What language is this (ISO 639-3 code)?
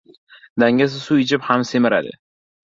uzb